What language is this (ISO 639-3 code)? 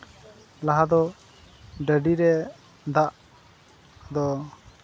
sat